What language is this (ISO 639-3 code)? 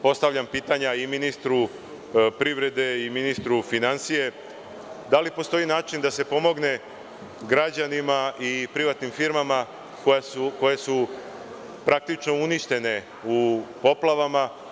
srp